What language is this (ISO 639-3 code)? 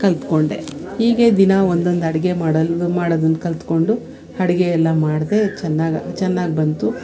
kan